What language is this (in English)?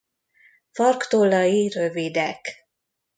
Hungarian